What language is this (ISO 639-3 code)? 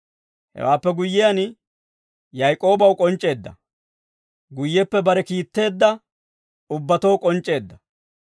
dwr